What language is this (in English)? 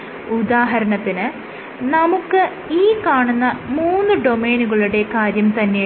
Malayalam